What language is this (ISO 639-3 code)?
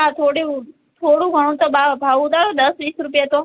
guj